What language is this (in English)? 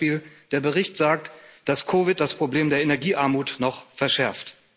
German